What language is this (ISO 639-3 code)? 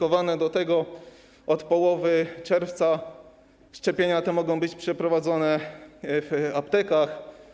pol